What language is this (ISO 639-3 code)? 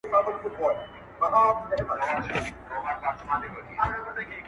pus